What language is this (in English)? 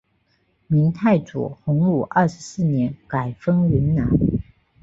Chinese